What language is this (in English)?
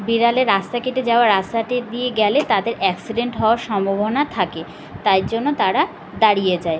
Bangla